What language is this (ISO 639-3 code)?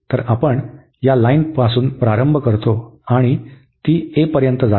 mar